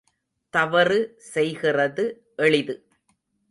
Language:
Tamil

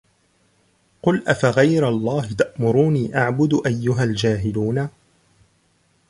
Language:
Arabic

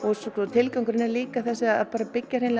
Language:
Icelandic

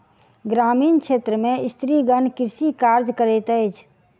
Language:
Maithili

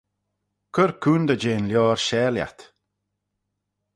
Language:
Manx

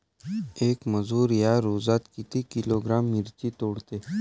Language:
Marathi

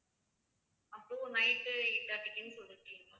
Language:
Tamil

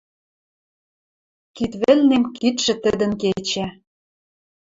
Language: Western Mari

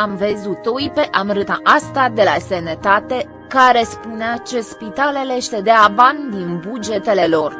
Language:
Romanian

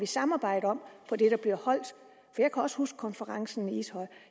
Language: Danish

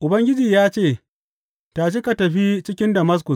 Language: Hausa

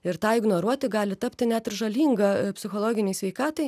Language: Lithuanian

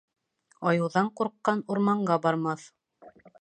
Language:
Bashkir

